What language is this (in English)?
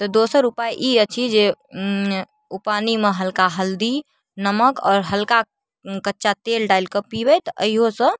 Maithili